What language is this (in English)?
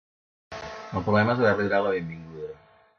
Catalan